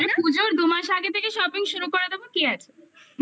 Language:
Bangla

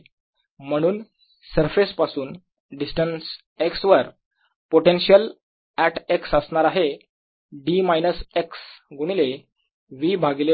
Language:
Marathi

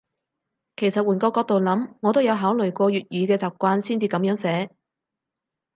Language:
Cantonese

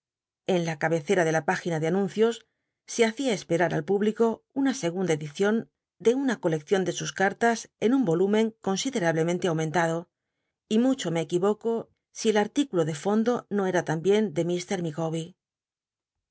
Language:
Spanish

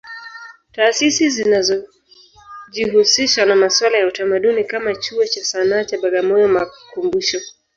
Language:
Swahili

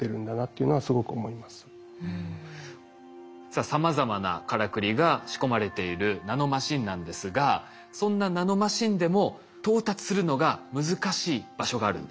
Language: Japanese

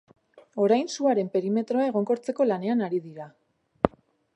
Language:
Basque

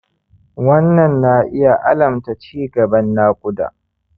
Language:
Hausa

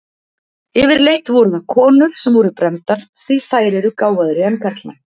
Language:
Icelandic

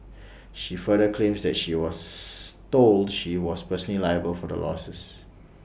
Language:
English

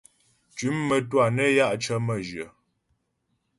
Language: Ghomala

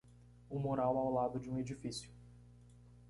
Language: Portuguese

